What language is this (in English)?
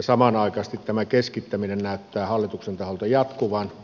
Finnish